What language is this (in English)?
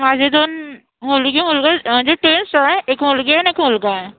Marathi